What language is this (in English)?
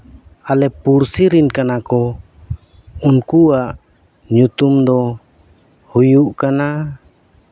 Santali